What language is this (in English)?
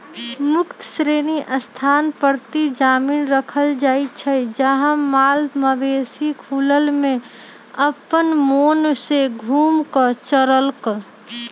Magahi